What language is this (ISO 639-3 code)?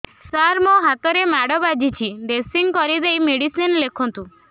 ori